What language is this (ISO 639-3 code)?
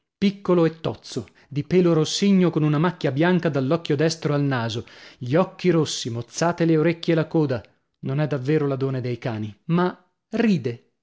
ita